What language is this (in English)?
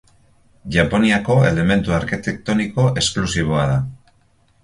Basque